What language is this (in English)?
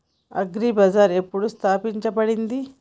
Telugu